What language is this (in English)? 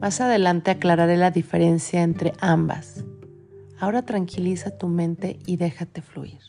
Spanish